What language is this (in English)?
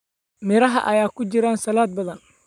Somali